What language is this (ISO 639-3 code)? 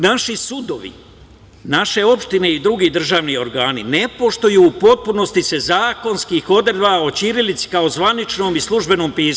srp